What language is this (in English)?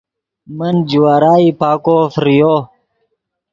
Yidgha